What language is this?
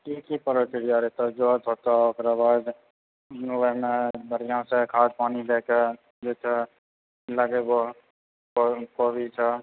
Maithili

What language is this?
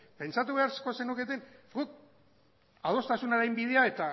Basque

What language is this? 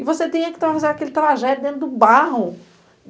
Portuguese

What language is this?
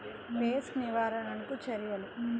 Telugu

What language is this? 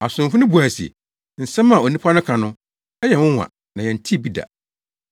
Akan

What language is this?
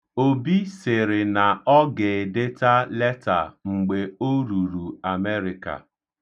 Igbo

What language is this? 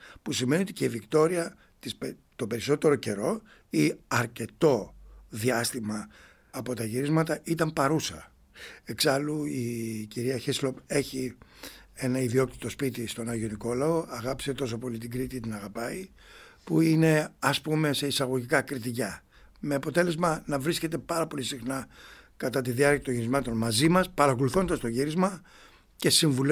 Greek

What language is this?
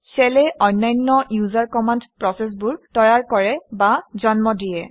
Assamese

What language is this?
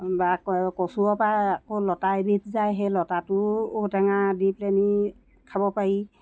Assamese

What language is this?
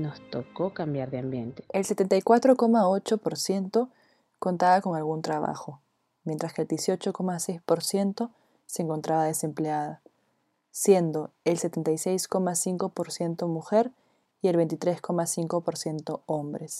Spanish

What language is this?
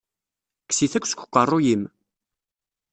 Kabyle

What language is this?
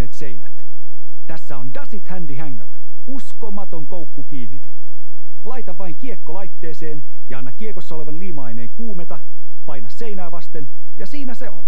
Finnish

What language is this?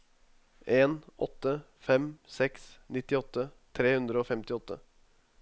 Norwegian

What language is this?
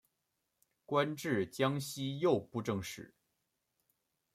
Chinese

